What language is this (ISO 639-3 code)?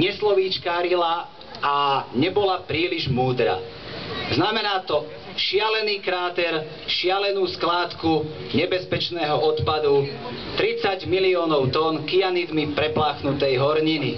slk